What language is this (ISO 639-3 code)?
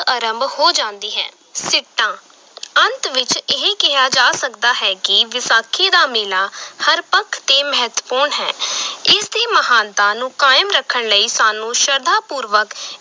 pan